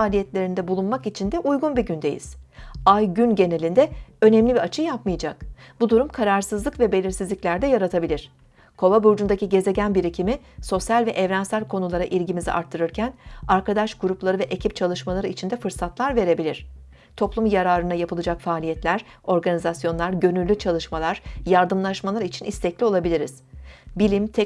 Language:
Turkish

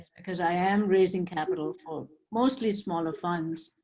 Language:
English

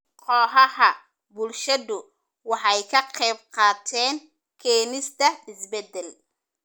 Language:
Somali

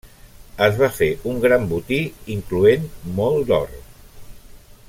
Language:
Catalan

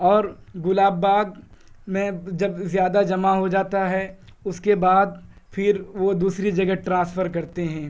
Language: Urdu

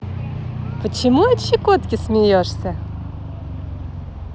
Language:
Russian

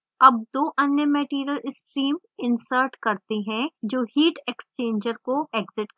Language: Hindi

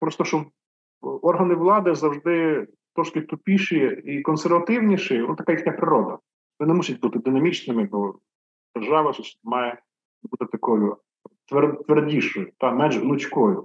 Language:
Ukrainian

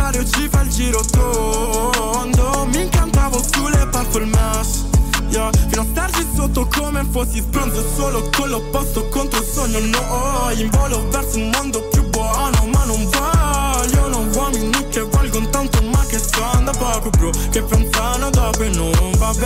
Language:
Italian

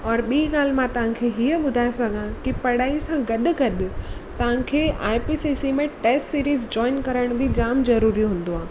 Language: Sindhi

